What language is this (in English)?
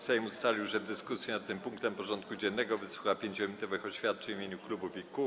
Polish